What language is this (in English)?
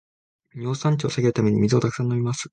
Japanese